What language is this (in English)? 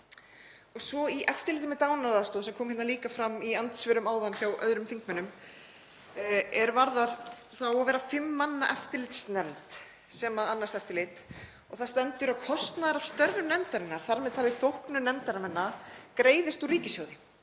Icelandic